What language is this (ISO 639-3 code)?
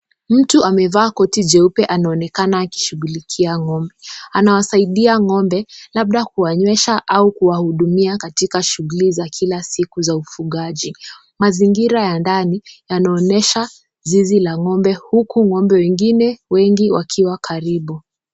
swa